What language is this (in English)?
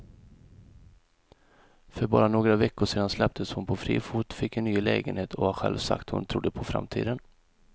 Swedish